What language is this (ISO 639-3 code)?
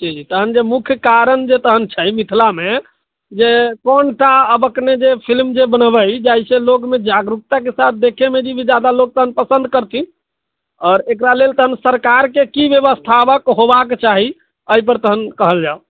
mai